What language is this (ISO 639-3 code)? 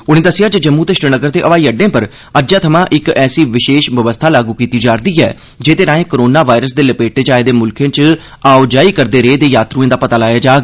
doi